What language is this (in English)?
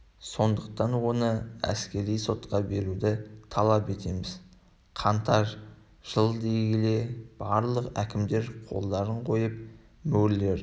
Kazakh